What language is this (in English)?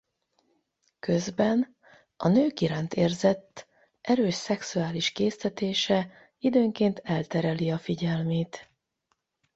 Hungarian